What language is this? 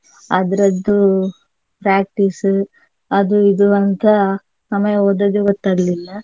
Kannada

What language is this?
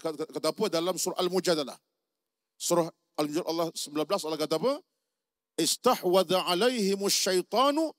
Malay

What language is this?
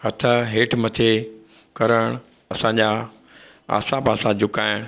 Sindhi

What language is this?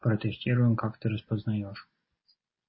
Russian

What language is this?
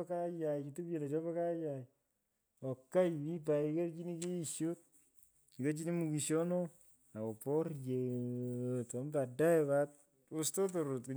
Pökoot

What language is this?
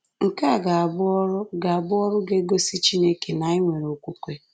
Igbo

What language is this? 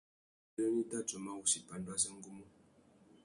Tuki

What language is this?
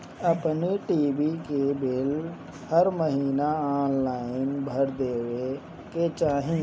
Bhojpuri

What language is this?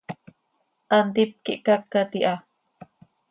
Seri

